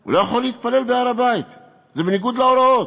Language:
Hebrew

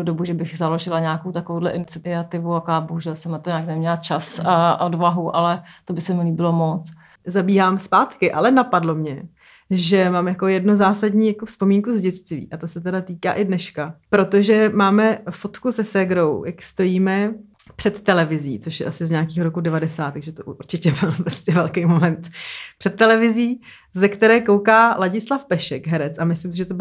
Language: Czech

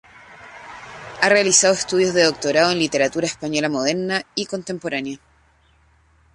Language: Spanish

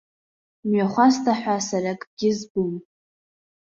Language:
Abkhazian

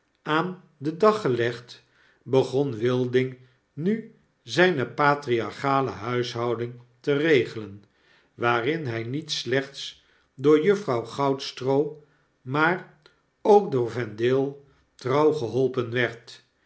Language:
Dutch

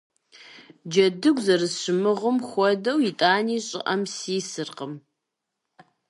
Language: Kabardian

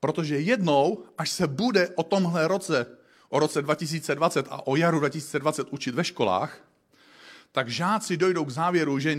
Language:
Czech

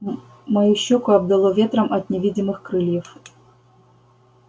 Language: Russian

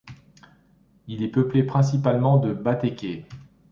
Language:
French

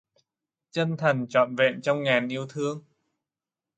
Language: Vietnamese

